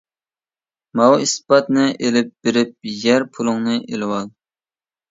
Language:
Uyghur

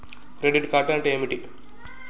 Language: Telugu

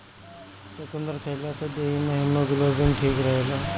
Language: Bhojpuri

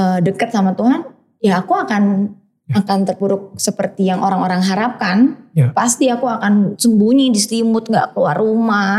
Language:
Indonesian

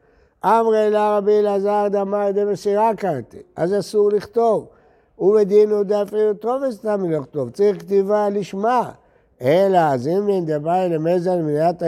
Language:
Hebrew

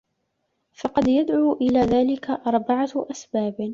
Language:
Arabic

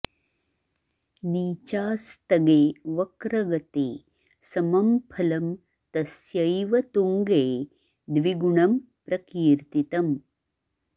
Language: Sanskrit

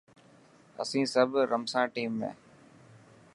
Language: Dhatki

